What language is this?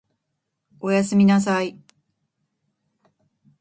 Japanese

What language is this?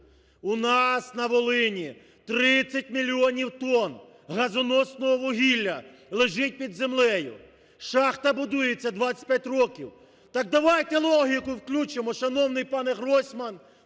Ukrainian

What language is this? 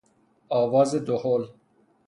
Persian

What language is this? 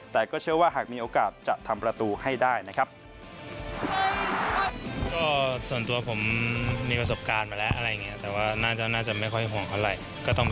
Thai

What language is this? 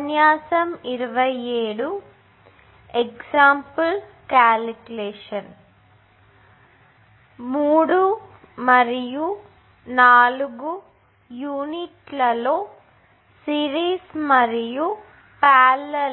Telugu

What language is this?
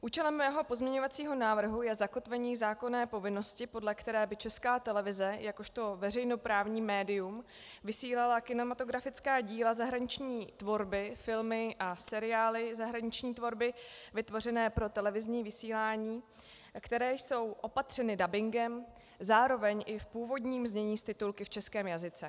Czech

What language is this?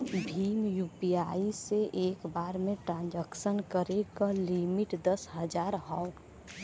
Bhojpuri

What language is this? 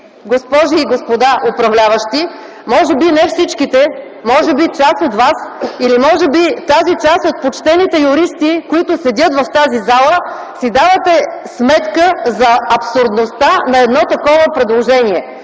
Bulgarian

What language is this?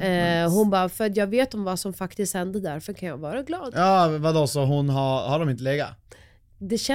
Swedish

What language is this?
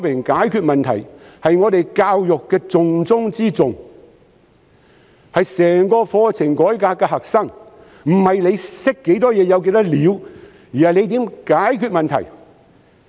Cantonese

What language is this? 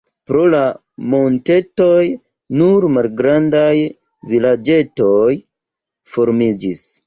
Esperanto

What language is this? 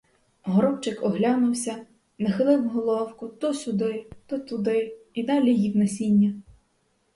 Ukrainian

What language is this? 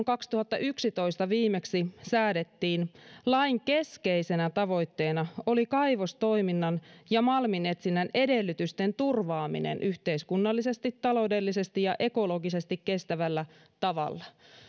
Finnish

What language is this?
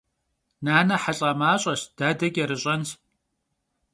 Kabardian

